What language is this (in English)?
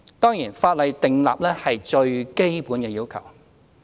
Cantonese